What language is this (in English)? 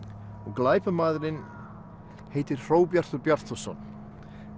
Icelandic